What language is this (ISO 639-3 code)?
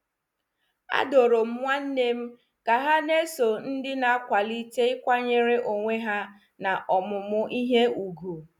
ibo